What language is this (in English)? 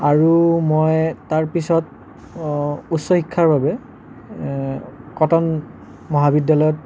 Assamese